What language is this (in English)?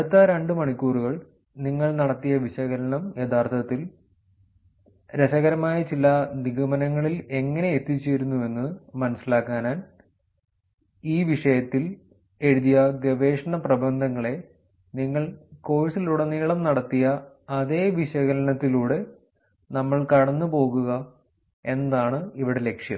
Malayalam